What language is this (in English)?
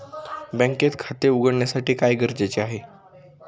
Marathi